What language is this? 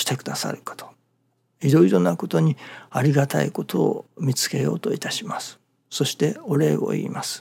Japanese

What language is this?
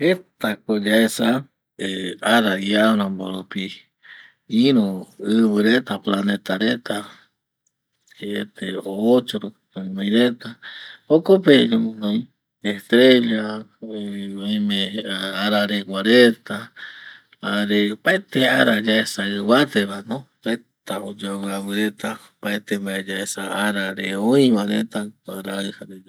Eastern Bolivian Guaraní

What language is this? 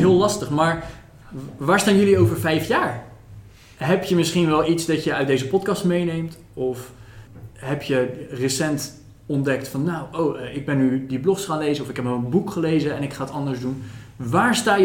Dutch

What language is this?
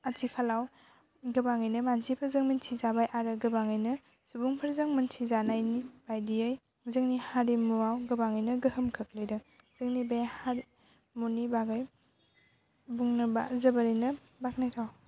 Bodo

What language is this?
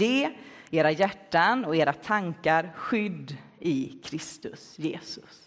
Swedish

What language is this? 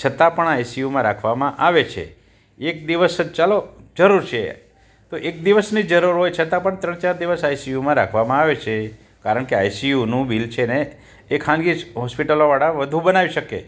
Gujarati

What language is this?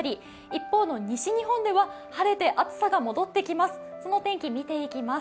Japanese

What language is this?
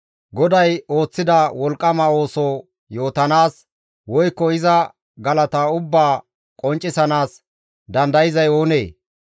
Gamo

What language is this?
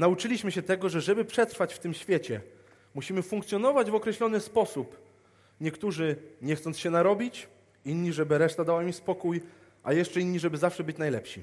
Polish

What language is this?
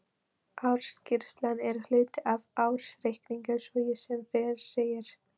Icelandic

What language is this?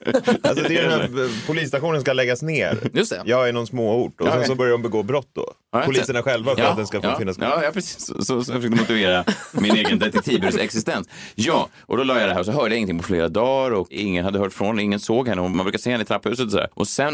Swedish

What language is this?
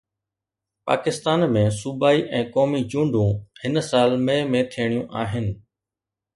Sindhi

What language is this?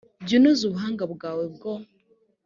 Kinyarwanda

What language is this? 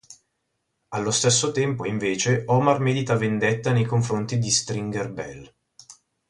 Italian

